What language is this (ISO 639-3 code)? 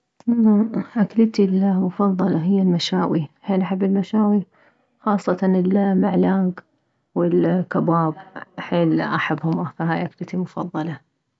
acm